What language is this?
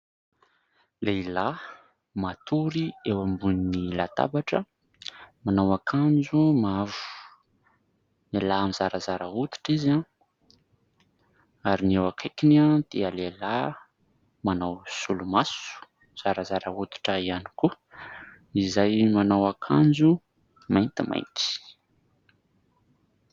Malagasy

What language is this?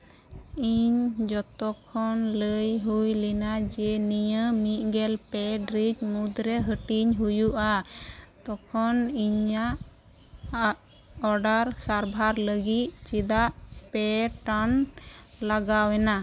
Santali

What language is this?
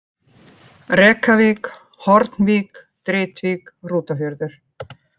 Icelandic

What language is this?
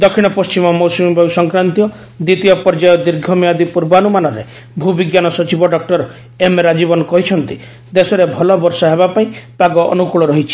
Odia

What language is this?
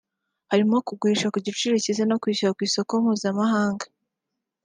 Kinyarwanda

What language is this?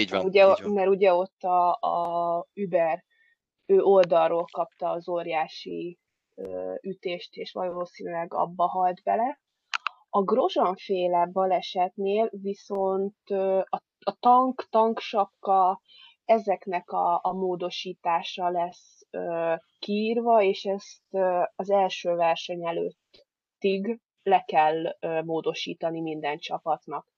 Hungarian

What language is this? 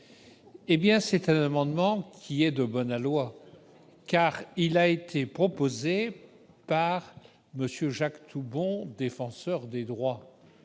French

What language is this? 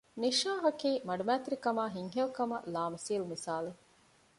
Divehi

